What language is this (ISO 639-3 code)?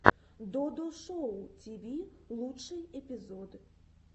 rus